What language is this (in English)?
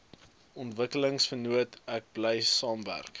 Afrikaans